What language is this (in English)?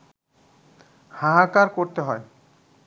Bangla